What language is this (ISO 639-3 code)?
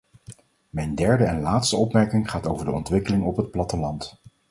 nld